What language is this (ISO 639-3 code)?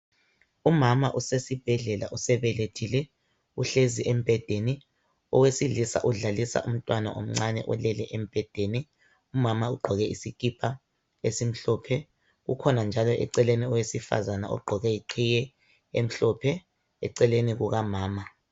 nde